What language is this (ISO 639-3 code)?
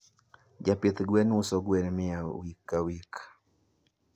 luo